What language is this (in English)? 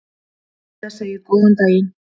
Icelandic